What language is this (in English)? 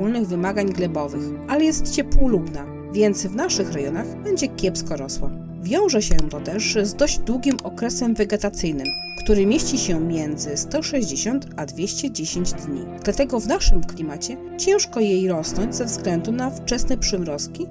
Polish